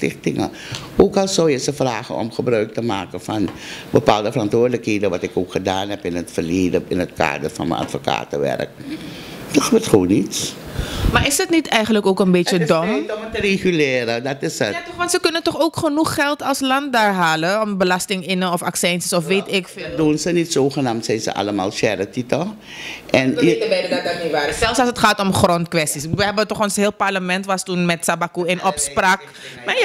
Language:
Dutch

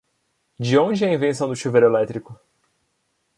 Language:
Portuguese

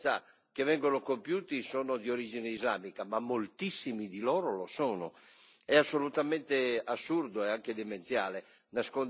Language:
Italian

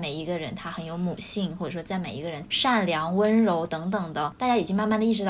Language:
Chinese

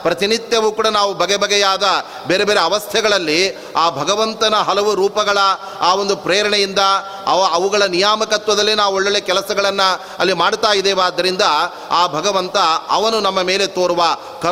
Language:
Kannada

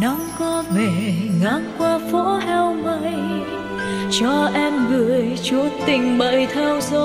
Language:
Vietnamese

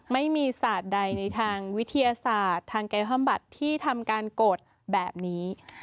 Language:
Thai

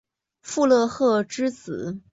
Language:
Chinese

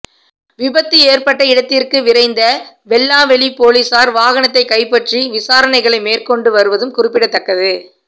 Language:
Tamil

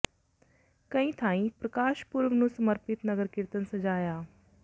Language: Punjabi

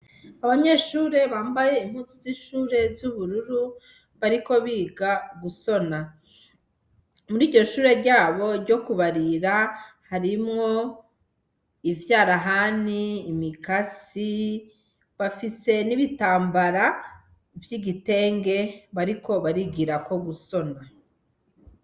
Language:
Rundi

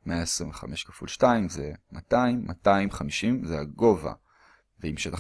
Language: Hebrew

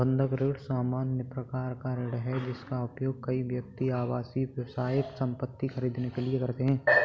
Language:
Hindi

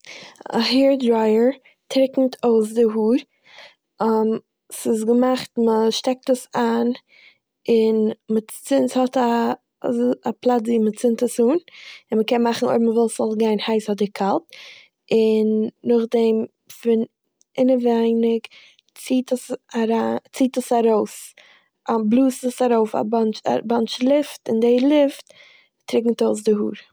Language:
Yiddish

